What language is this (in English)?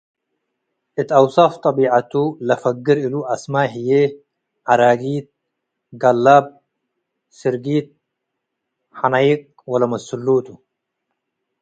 Tigre